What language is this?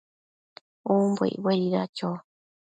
Matsés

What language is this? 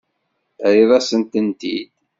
Kabyle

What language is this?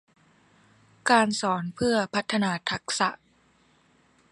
Thai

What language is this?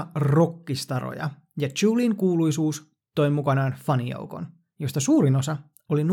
Finnish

